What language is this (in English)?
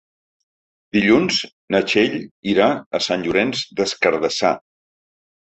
Catalan